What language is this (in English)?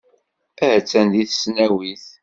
Kabyle